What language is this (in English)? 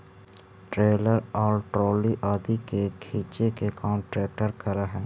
Magahi